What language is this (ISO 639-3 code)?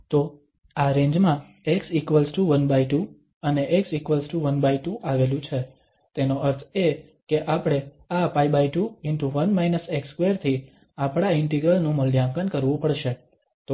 guj